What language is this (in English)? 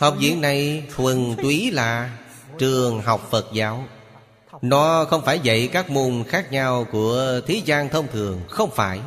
Vietnamese